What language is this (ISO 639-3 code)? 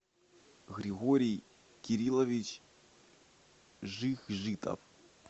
rus